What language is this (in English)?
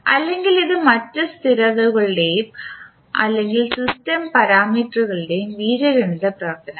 Malayalam